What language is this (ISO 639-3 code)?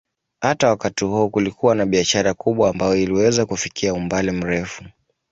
swa